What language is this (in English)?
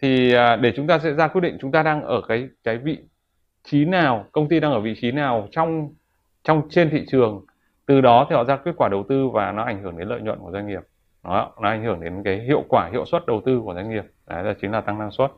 Vietnamese